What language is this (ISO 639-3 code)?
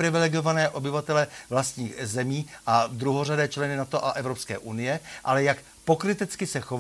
ces